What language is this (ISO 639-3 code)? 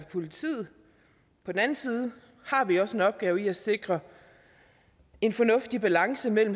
dan